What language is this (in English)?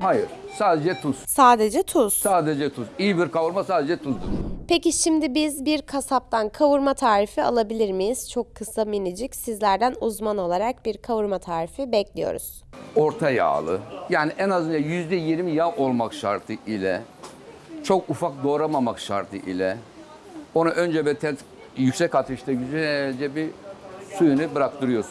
Turkish